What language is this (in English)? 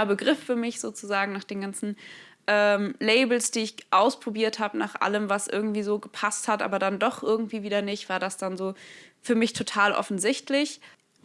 German